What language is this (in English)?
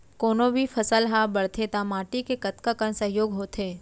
Chhattisgarhi